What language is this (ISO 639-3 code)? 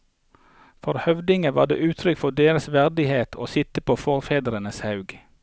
nor